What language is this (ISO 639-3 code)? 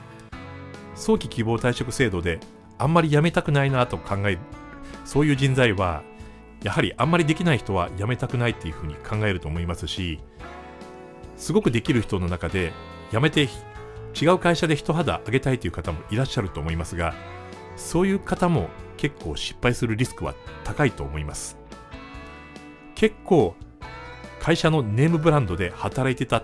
jpn